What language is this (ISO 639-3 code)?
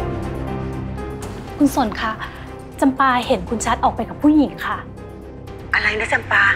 tha